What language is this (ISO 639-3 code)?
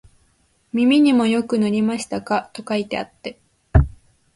jpn